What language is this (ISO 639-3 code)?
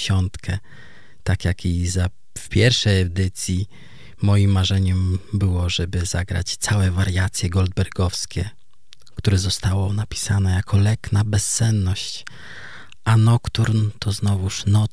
pol